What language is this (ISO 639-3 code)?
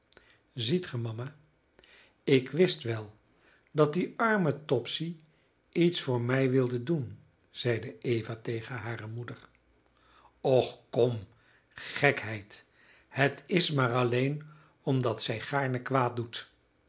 nld